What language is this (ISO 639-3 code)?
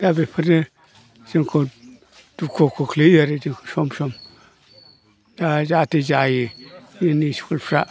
brx